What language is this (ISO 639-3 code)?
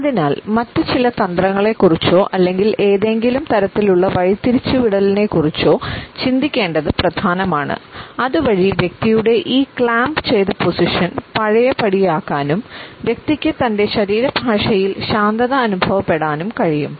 mal